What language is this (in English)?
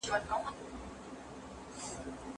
Pashto